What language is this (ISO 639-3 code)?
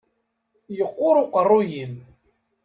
kab